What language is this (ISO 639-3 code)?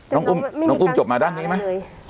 tha